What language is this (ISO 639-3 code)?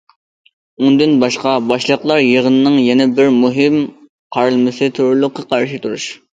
uig